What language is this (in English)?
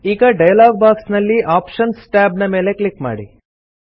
Kannada